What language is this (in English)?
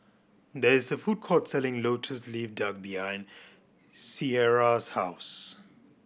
English